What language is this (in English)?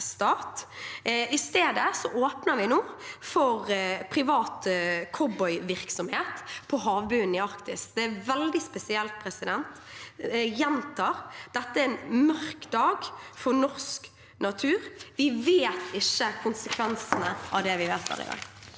Norwegian